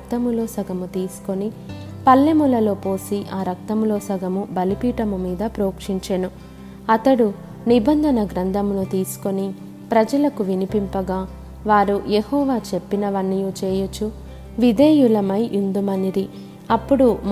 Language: Telugu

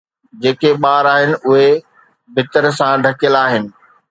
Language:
Sindhi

